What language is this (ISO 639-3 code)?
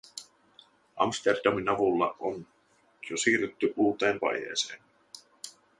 fin